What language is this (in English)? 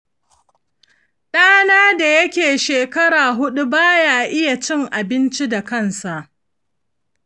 Hausa